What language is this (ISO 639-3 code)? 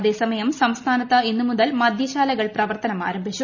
mal